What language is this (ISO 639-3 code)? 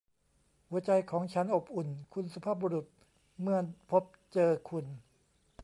tha